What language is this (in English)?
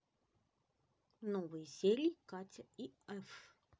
Russian